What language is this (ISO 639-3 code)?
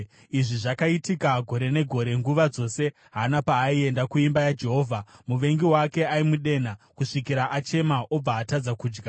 sna